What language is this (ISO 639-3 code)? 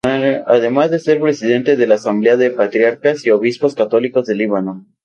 spa